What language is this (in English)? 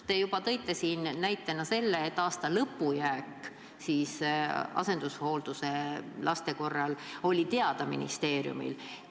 Estonian